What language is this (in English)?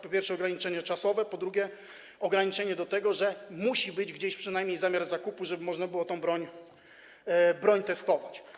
Polish